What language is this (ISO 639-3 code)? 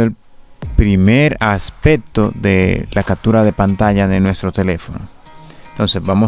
spa